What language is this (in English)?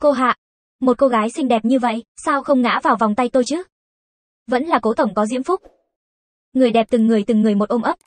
Vietnamese